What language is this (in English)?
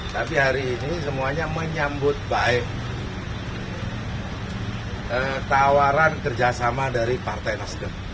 Indonesian